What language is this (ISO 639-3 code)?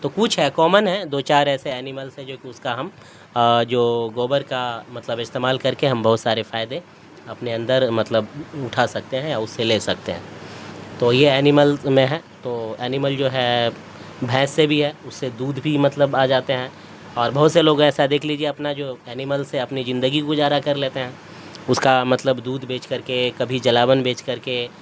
urd